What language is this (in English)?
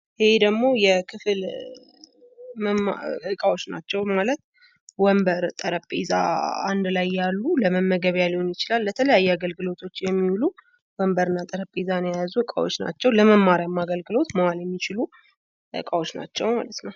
Amharic